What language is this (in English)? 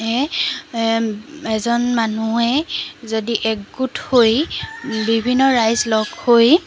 Assamese